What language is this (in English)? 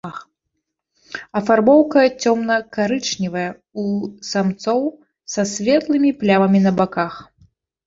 Belarusian